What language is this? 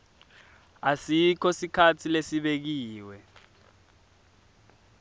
Swati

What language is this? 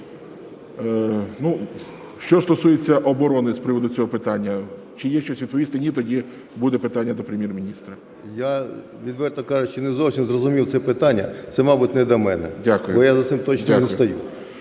Ukrainian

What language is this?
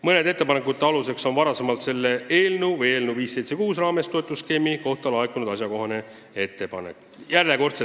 Estonian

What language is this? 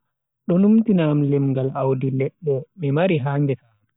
Bagirmi Fulfulde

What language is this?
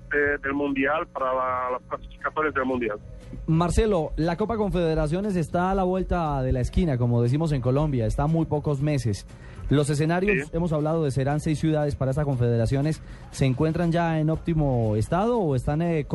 Spanish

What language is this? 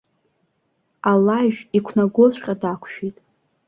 Abkhazian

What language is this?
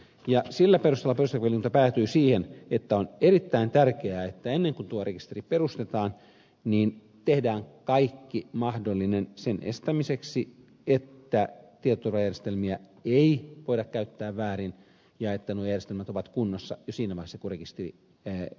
Finnish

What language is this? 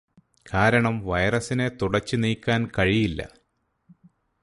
Malayalam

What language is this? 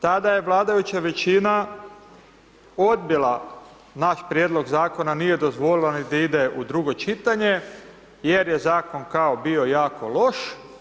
Croatian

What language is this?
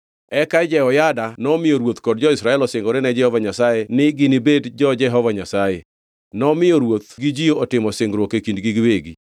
Luo (Kenya and Tanzania)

